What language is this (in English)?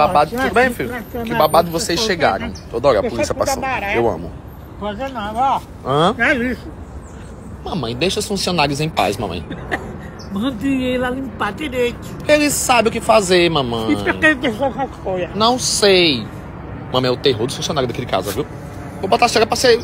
Portuguese